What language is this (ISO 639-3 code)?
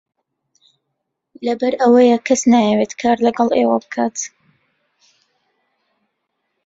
ckb